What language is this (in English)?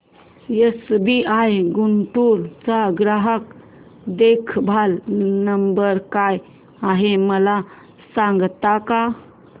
Marathi